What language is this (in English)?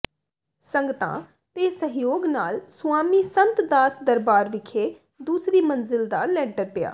Punjabi